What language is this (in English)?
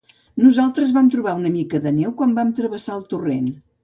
Catalan